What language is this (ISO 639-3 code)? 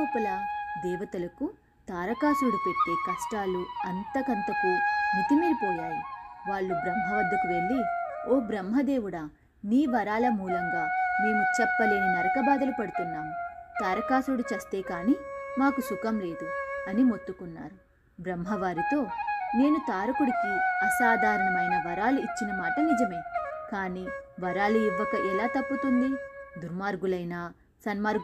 tel